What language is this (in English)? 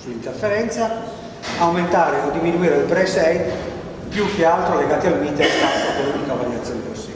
Italian